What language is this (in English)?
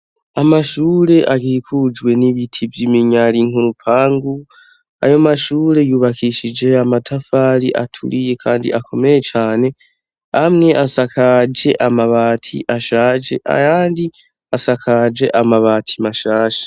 Rundi